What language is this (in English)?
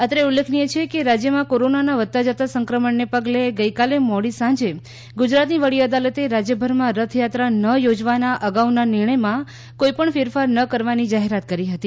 Gujarati